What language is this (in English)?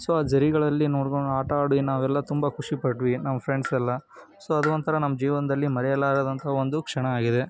Kannada